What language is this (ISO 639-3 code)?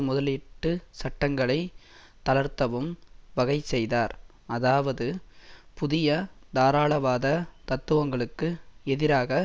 tam